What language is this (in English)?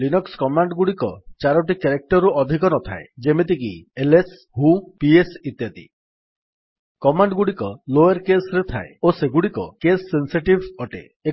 Odia